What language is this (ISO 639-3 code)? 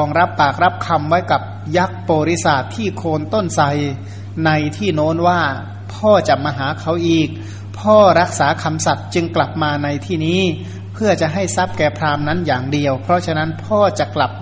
tha